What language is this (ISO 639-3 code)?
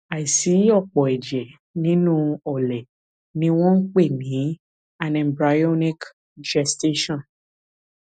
yor